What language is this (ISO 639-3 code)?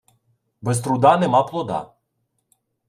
ukr